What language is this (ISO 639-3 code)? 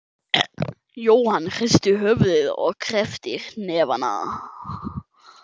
isl